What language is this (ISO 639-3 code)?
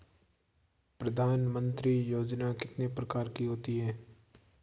hin